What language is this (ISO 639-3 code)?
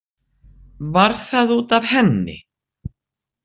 isl